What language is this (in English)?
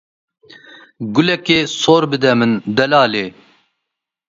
Kurdish